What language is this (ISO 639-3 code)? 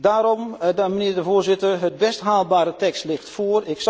nld